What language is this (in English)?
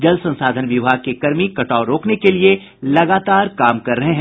Hindi